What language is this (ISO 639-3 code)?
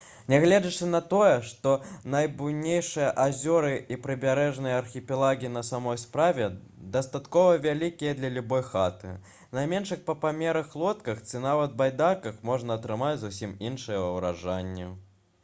bel